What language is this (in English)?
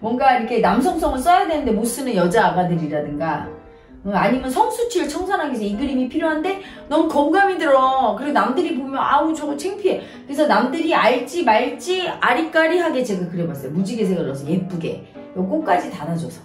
Korean